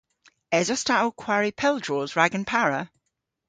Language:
Cornish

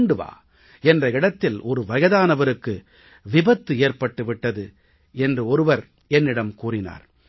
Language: Tamil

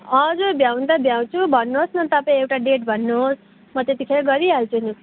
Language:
Nepali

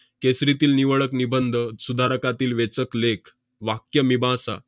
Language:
Marathi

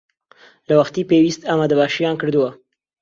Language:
Central Kurdish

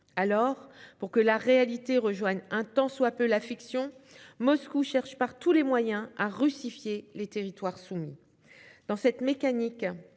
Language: French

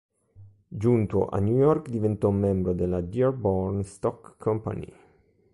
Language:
Italian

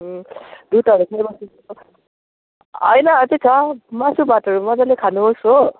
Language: Nepali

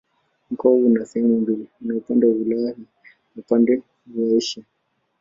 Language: Swahili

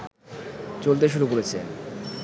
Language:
Bangla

